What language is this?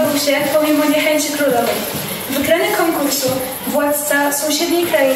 Polish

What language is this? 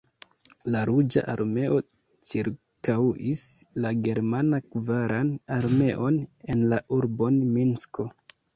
Esperanto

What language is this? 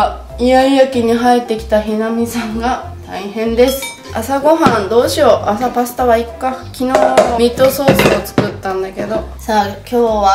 Japanese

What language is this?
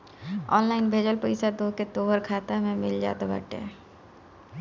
Bhojpuri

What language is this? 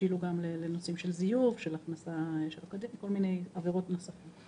Hebrew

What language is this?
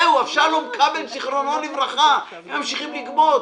Hebrew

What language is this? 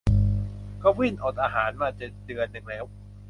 Thai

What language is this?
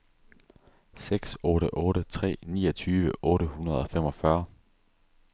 Danish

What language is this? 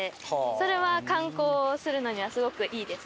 Japanese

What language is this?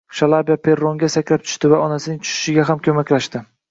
Uzbek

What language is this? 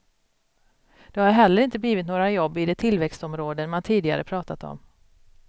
Swedish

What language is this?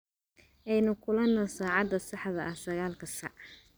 Somali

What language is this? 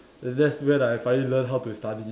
English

